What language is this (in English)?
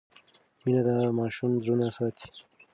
Pashto